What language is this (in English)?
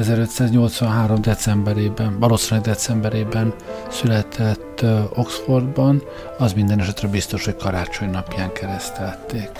Hungarian